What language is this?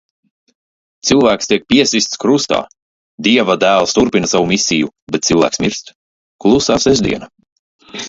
Latvian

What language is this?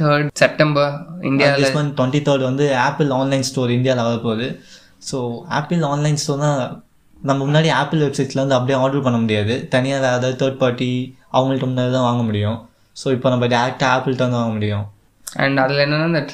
Tamil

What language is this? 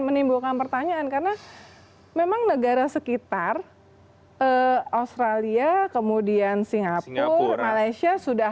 Indonesian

